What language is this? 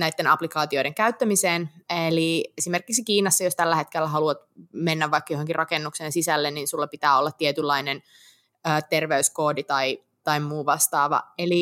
Finnish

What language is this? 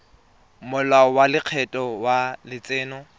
Tswana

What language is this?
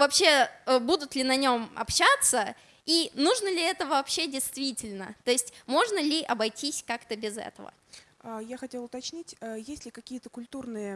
Russian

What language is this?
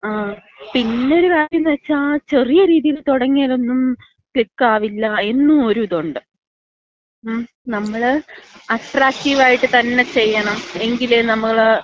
Malayalam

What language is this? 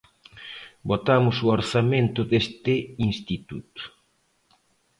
Galician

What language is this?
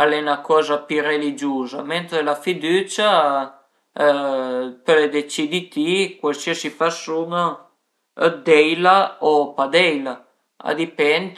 Piedmontese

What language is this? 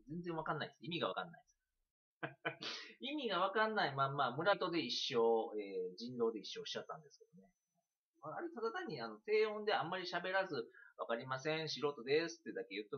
Japanese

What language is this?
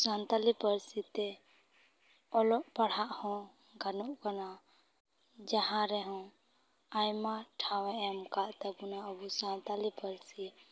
Santali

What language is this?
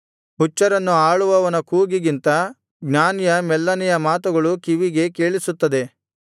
Kannada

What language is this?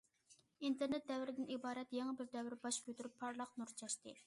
Uyghur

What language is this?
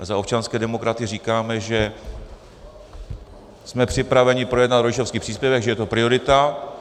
Czech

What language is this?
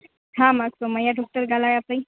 Sindhi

